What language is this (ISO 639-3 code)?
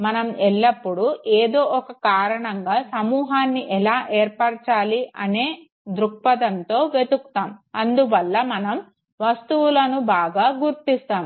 tel